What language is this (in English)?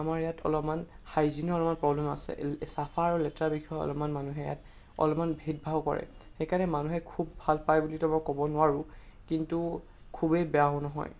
Assamese